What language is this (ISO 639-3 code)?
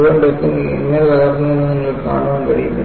mal